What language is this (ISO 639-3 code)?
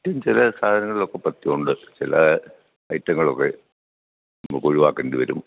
mal